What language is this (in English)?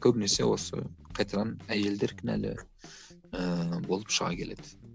Kazakh